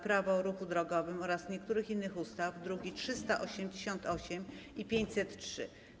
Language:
Polish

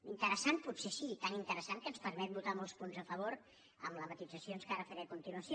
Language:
Catalan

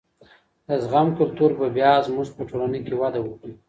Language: Pashto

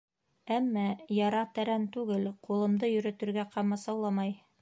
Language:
Bashkir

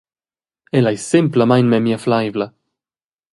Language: Romansh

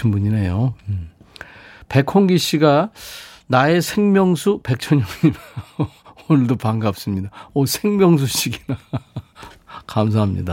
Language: Korean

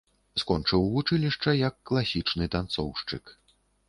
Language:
Belarusian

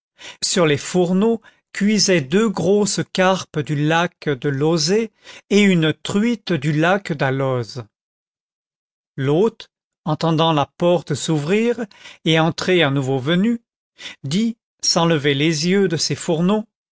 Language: French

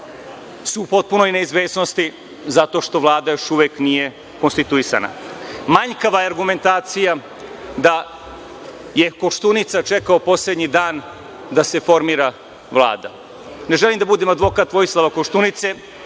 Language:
Serbian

